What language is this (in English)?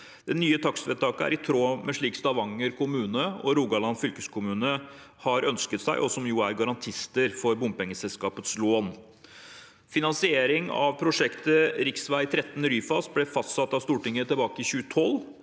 Norwegian